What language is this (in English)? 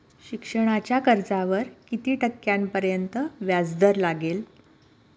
Marathi